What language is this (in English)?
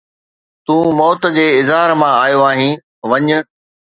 Sindhi